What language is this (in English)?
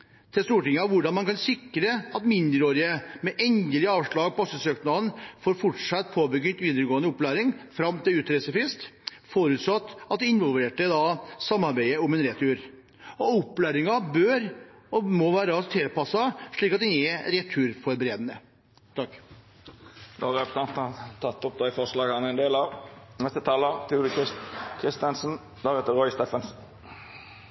Norwegian